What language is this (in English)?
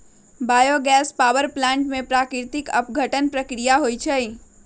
Magahi